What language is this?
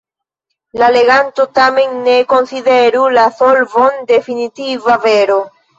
Esperanto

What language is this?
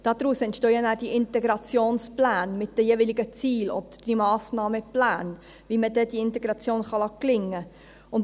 Swiss German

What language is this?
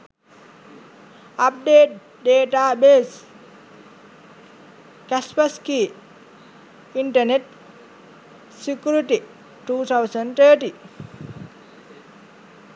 Sinhala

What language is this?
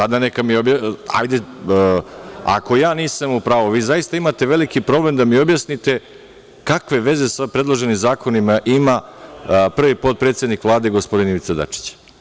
Serbian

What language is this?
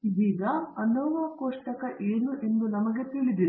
Kannada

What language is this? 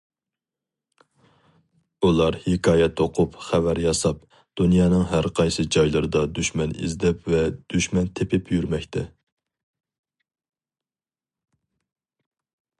Uyghur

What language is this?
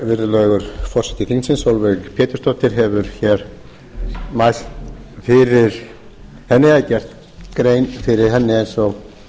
Icelandic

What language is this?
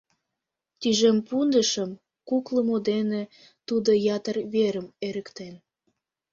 Mari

